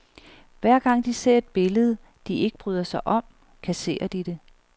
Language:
Danish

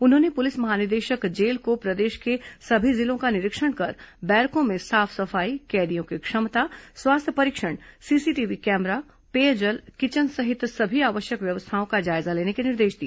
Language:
Hindi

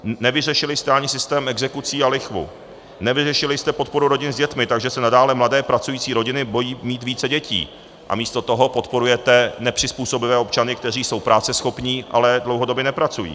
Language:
Czech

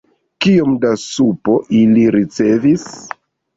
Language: Esperanto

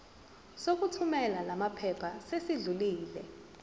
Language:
Zulu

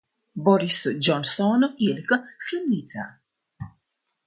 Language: Latvian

